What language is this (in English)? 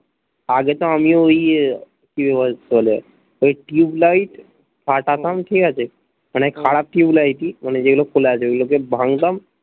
Bangla